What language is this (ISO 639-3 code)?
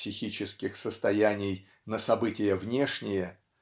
rus